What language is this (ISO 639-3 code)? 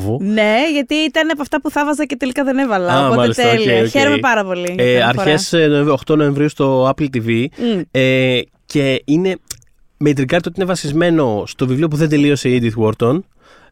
ell